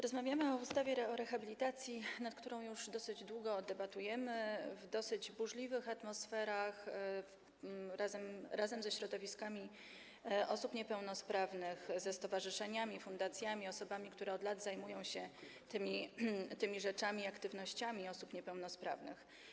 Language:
Polish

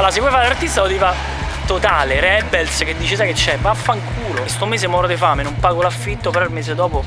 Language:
Italian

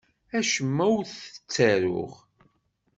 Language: Kabyle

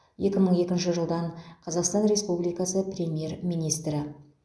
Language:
Kazakh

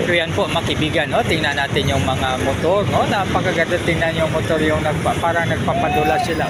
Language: Filipino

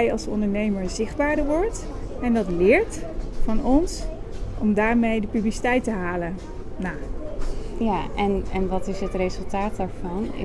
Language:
Dutch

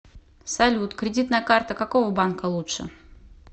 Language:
Russian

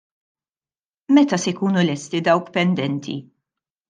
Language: Maltese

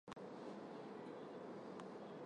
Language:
Armenian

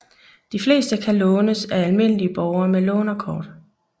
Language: Danish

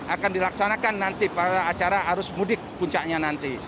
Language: Indonesian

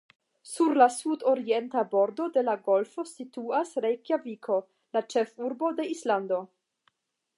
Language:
Esperanto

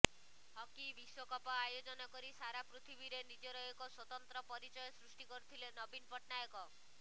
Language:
Odia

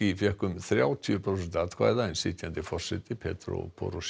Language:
Icelandic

